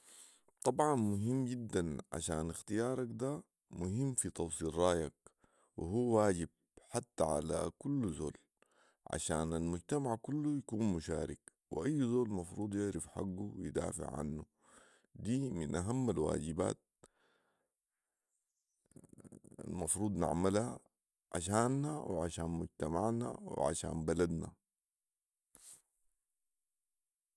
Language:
Sudanese Arabic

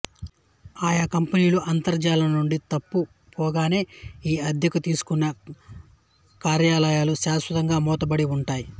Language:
Telugu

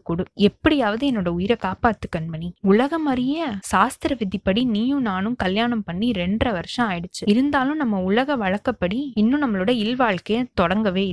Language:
Tamil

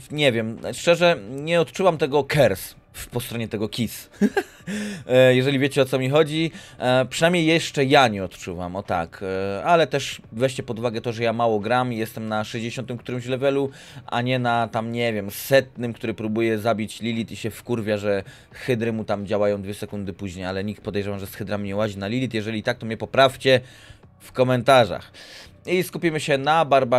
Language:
Polish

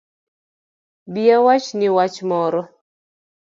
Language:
Luo (Kenya and Tanzania)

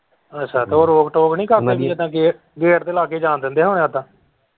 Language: Punjabi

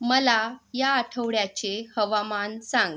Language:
Marathi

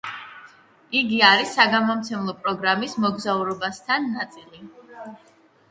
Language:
Georgian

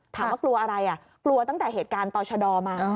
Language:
Thai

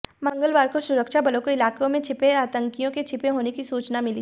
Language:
Hindi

